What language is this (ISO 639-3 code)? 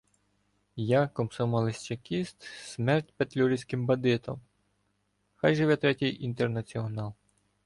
ukr